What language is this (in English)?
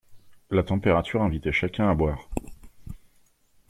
French